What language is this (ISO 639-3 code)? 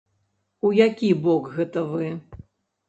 bel